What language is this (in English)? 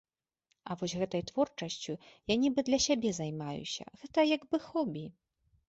Belarusian